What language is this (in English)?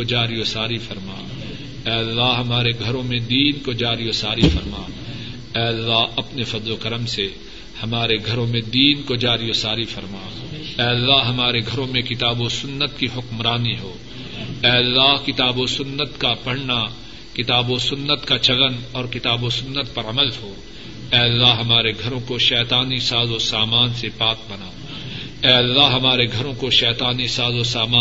Urdu